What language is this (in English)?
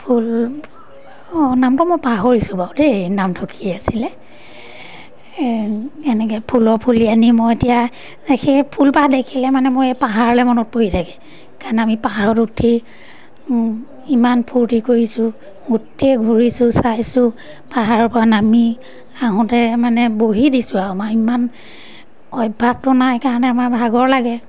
Assamese